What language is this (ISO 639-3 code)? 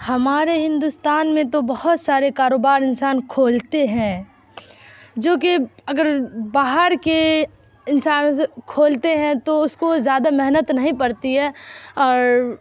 urd